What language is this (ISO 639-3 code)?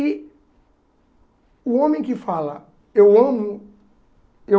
por